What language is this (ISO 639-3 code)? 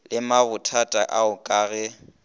nso